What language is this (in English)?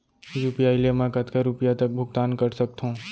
Chhattisgarhi